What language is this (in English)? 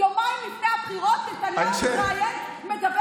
Hebrew